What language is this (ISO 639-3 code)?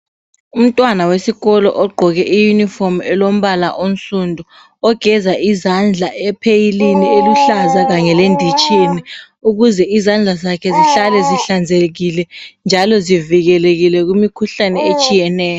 nde